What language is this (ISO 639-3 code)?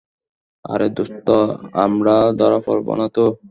ben